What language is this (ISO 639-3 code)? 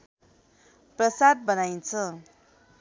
nep